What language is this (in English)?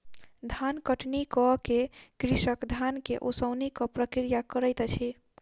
Maithili